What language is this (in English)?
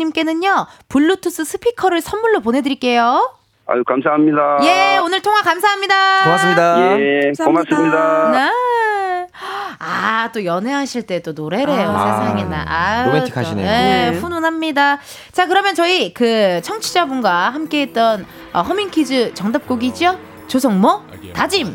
Korean